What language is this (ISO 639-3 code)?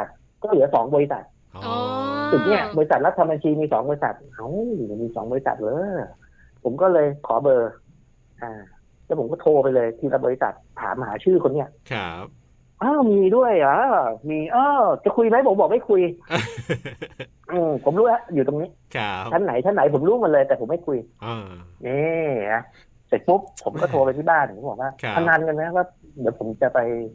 tha